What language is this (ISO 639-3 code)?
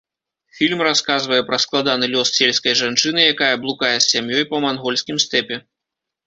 bel